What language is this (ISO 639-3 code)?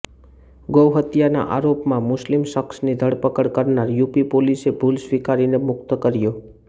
guj